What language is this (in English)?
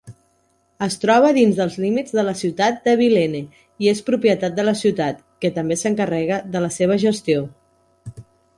Catalan